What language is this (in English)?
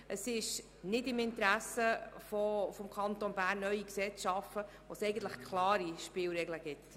Swiss German